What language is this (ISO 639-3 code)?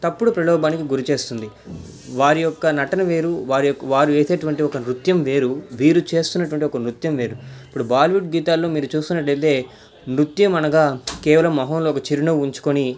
tel